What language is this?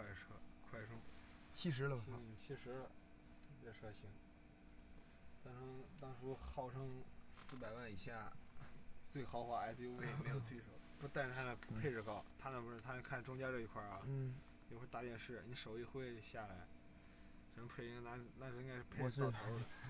Chinese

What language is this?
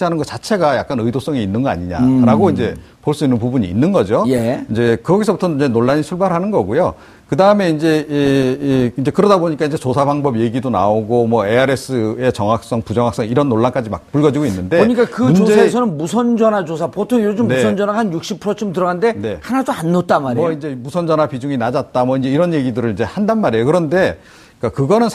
Korean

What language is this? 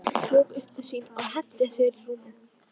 Icelandic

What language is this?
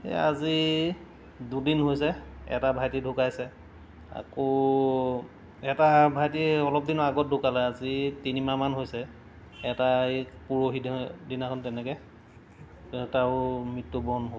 Assamese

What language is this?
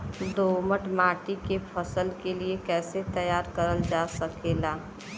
Bhojpuri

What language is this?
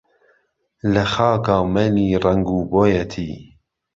Central Kurdish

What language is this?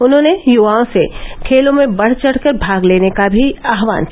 Hindi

